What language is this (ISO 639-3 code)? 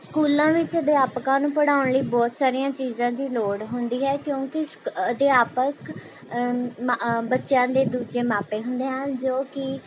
pan